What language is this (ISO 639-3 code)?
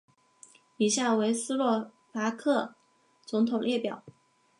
zho